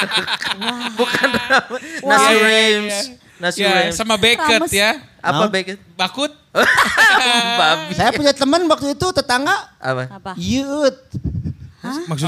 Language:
Indonesian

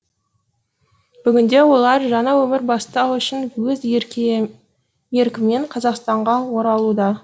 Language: Kazakh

